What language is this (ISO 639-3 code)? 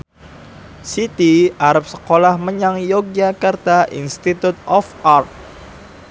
jav